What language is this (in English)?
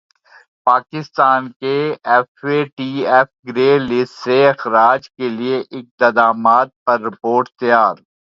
Urdu